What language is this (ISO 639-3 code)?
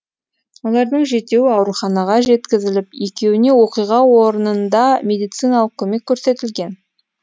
kaz